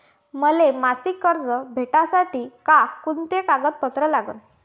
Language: Marathi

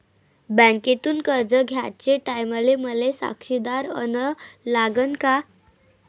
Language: Marathi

